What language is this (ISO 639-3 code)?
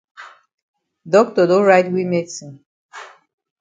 wes